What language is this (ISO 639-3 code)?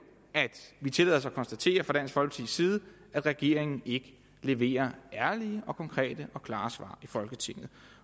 dan